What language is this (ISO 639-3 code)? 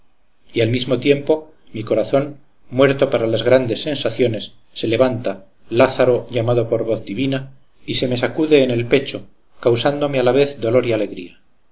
spa